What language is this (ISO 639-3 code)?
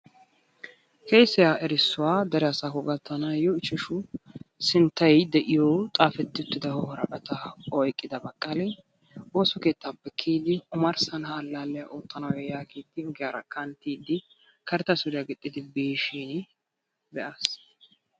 wal